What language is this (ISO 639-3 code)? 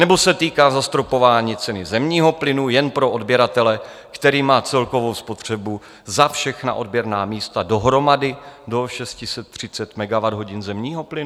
ces